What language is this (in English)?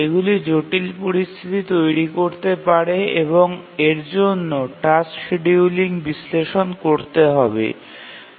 Bangla